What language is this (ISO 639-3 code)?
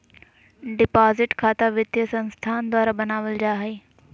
mag